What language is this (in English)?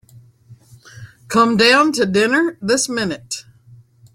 English